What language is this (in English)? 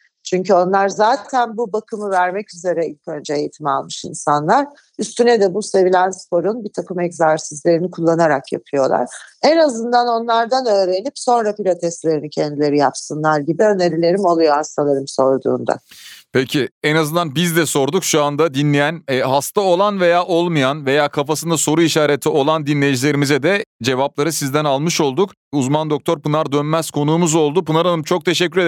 Turkish